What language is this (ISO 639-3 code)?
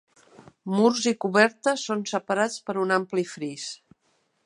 cat